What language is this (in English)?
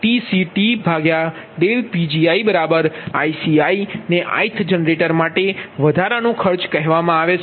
Gujarati